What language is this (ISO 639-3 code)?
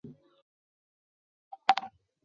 zho